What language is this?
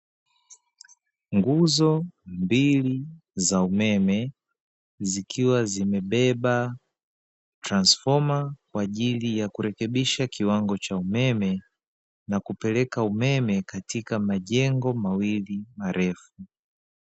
Swahili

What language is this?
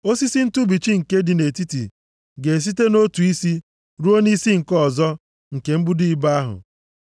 Igbo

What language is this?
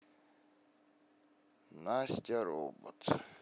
Russian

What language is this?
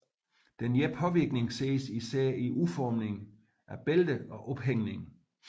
Danish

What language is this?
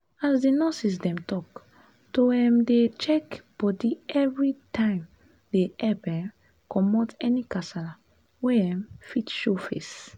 Nigerian Pidgin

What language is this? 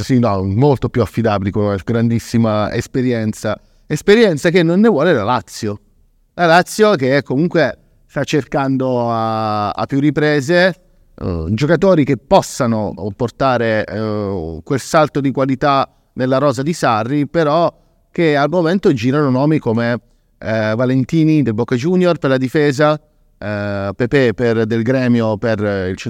Italian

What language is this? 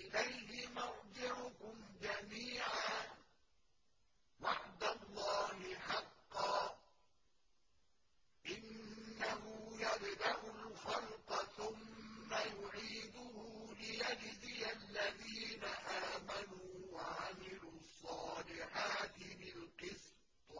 Arabic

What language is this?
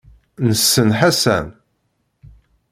Kabyle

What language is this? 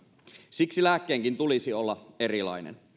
Finnish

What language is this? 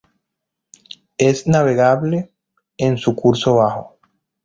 Spanish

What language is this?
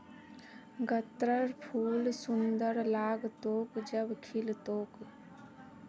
Magahi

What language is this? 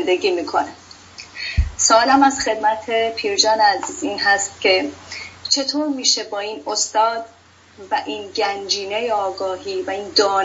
Persian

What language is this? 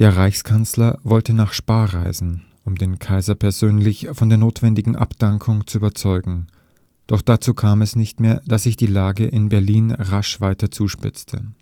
German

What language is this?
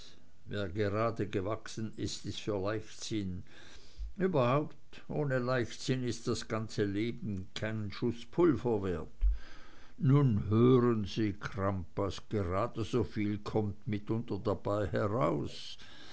German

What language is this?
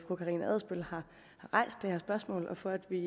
Danish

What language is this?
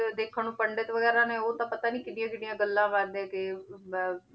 Punjabi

